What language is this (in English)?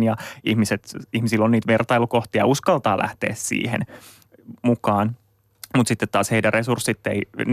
Finnish